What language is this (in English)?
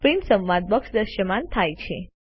Gujarati